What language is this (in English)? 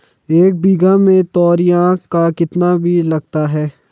Hindi